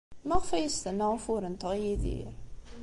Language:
Kabyle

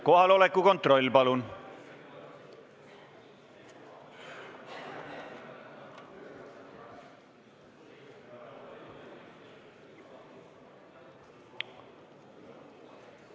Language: Estonian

